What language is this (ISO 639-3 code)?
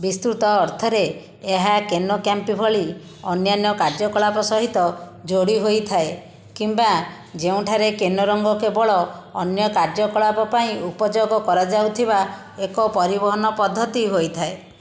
ori